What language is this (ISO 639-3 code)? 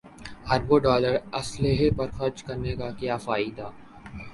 urd